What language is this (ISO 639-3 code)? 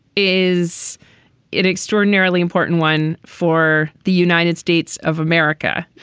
eng